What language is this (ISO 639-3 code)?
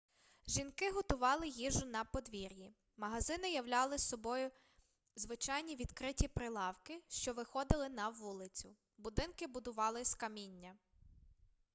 ukr